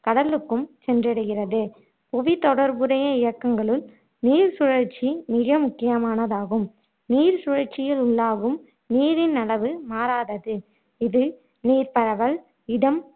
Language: Tamil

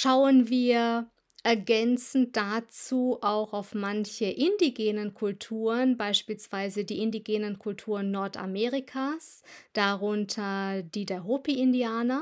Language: German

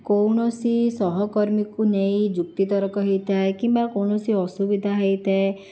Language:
Odia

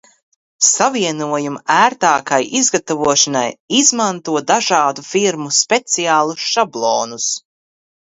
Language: Latvian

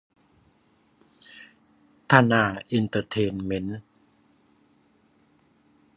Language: Thai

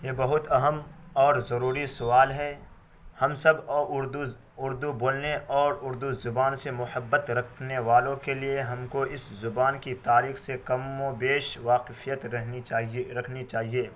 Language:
Urdu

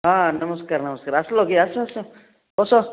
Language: Odia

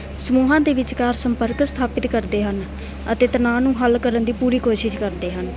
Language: Punjabi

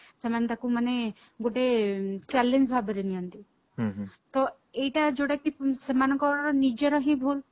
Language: Odia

